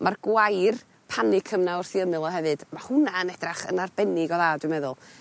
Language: Welsh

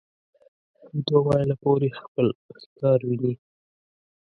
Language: Pashto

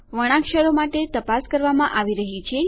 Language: Gujarati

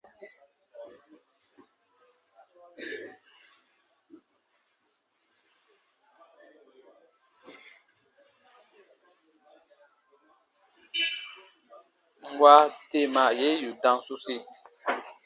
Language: Baatonum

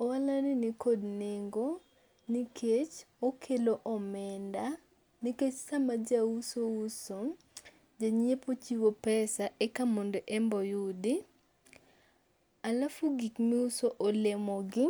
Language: Luo (Kenya and Tanzania)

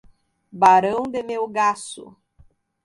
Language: Portuguese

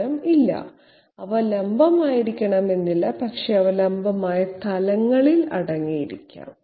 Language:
Malayalam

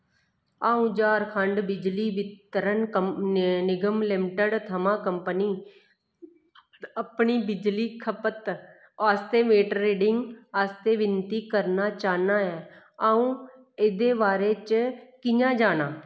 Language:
Dogri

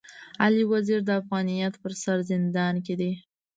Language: Pashto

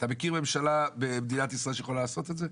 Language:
Hebrew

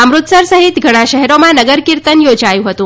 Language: Gujarati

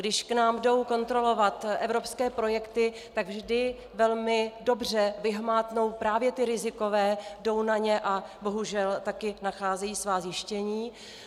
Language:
Czech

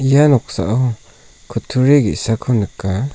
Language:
Garo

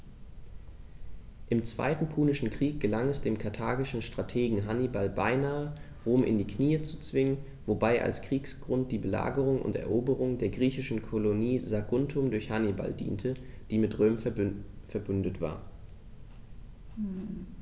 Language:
German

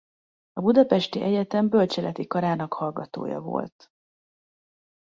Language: Hungarian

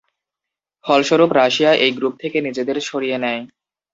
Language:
Bangla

